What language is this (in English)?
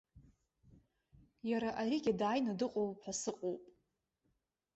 Abkhazian